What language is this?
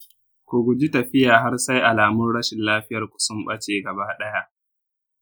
Hausa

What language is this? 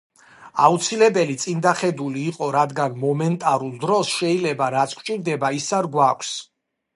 Georgian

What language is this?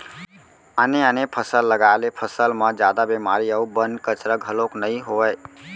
Chhattisgarhi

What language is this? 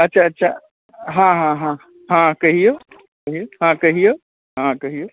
Maithili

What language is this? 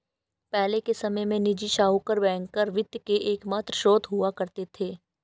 Hindi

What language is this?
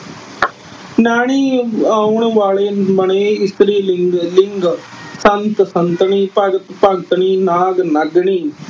Punjabi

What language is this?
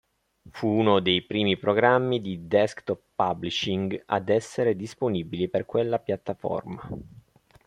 Italian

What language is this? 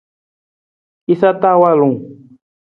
Nawdm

